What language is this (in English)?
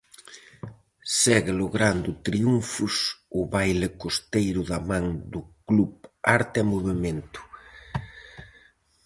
Galician